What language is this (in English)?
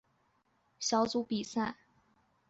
Chinese